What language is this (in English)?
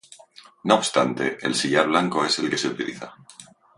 Spanish